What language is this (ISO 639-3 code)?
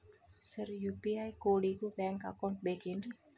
kan